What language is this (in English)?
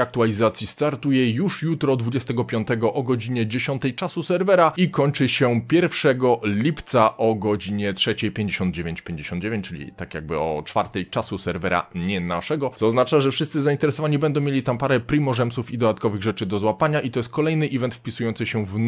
Polish